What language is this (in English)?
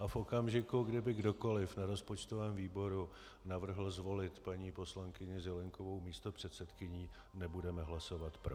Czech